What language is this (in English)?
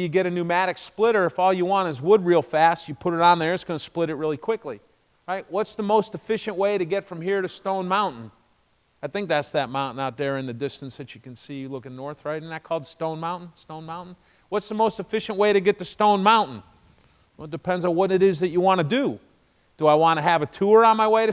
English